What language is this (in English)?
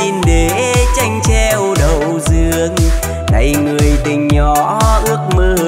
Vietnamese